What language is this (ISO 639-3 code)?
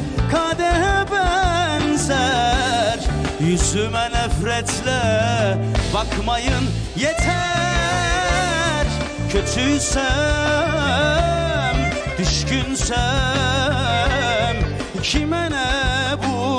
tur